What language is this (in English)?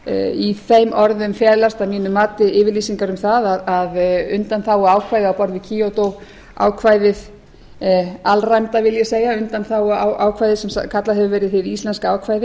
Icelandic